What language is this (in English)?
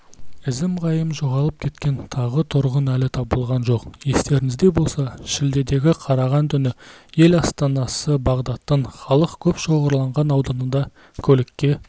Kazakh